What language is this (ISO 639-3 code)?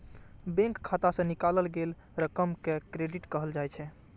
mai